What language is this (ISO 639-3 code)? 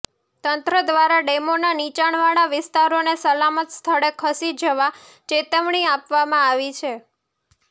guj